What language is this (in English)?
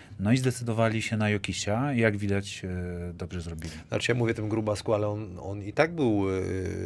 Polish